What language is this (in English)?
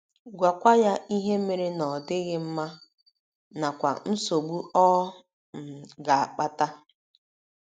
Igbo